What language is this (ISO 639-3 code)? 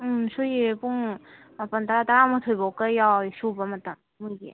mni